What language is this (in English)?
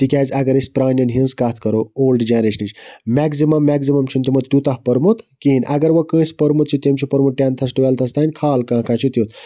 Kashmiri